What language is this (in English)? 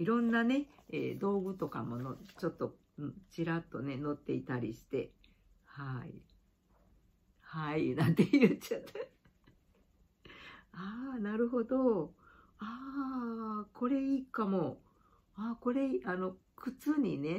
Japanese